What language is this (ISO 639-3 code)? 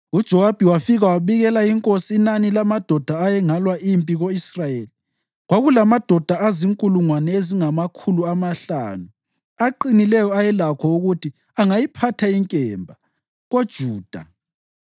nde